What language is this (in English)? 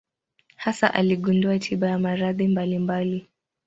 Swahili